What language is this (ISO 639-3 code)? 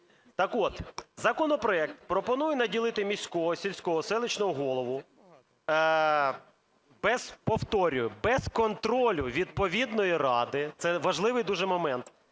ukr